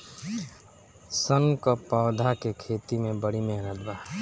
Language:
Bhojpuri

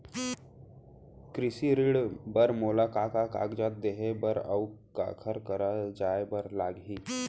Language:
Chhattisgarhi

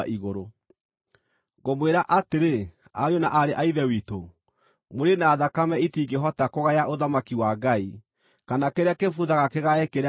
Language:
Kikuyu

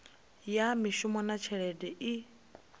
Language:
Venda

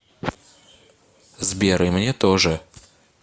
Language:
Russian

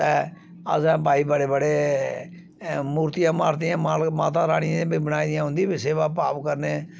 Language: Dogri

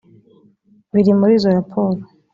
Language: Kinyarwanda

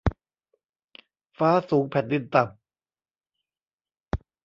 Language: Thai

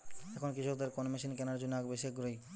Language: Bangla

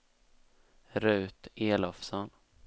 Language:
Swedish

